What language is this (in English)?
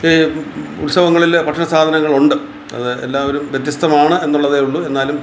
Malayalam